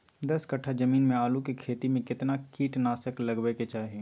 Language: Maithili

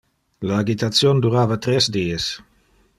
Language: Interlingua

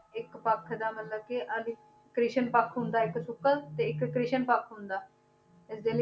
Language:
Punjabi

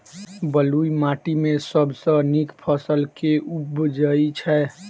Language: Maithili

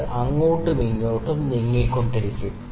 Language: Malayalam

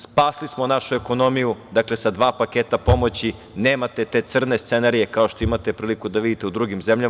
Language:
Serbian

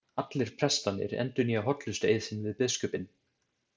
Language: Icelandic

